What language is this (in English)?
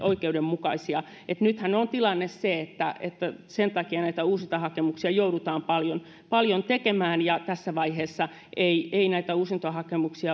Finnish